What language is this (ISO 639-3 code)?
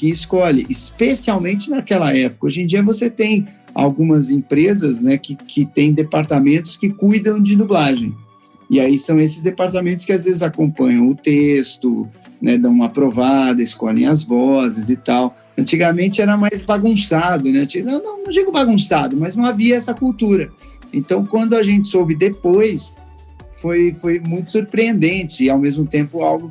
por